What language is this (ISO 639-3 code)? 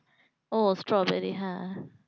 ben